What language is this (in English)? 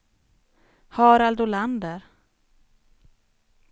Swedish